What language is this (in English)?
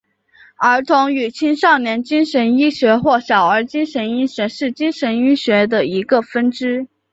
Chinese